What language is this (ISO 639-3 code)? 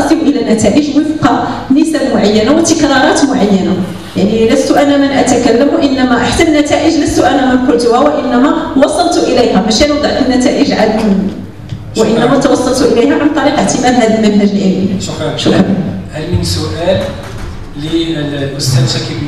ara